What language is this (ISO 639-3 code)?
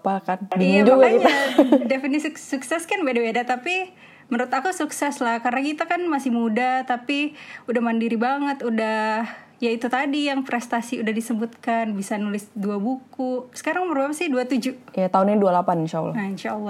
ind